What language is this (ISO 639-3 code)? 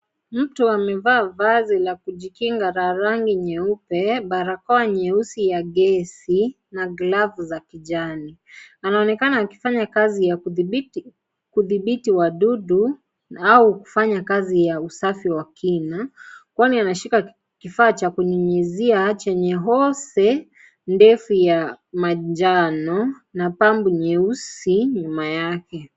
swa